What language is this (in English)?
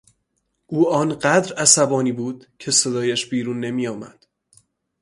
Persian